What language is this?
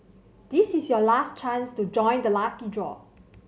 English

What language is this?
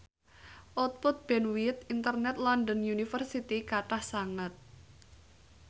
Javanese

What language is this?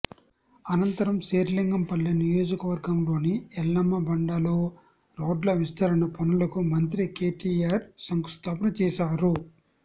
Telugu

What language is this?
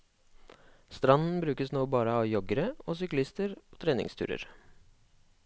Norwegian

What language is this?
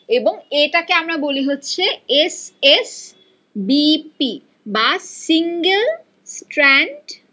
Bangla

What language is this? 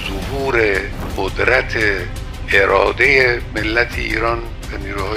Persian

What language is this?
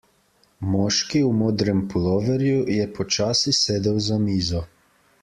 Slovenian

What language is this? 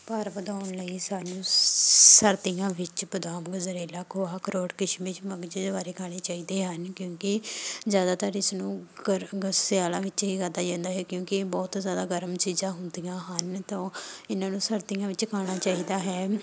Punjabi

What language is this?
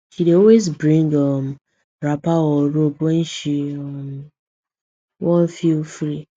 Nigerian Pidgin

